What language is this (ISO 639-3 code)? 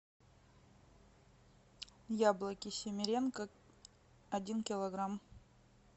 rus